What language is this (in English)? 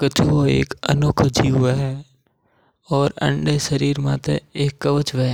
Mewari